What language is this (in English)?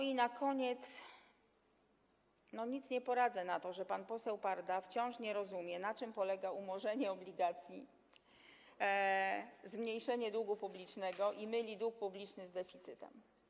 Polish